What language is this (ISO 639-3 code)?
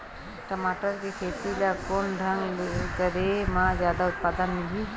hne